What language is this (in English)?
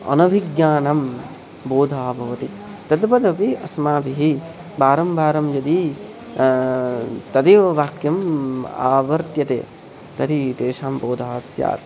Sanskrit